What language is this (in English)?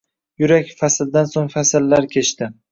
Uzbek